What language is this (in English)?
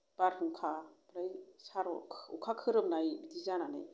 Bodo